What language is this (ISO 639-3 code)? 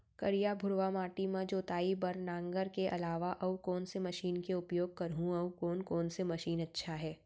hne